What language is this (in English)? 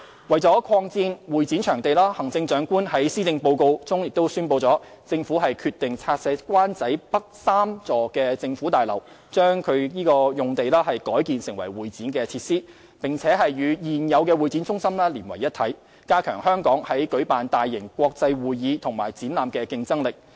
Cantonese